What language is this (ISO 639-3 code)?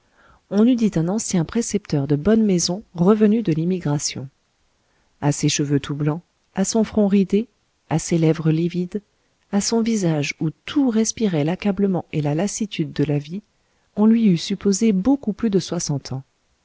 fra